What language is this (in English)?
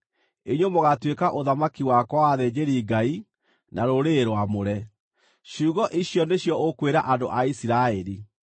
Kikuyu